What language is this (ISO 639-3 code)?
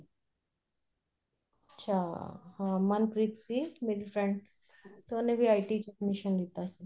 pan